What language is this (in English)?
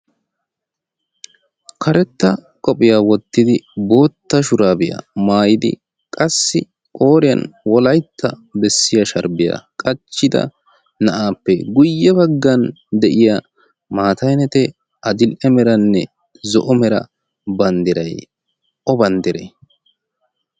Wolaytta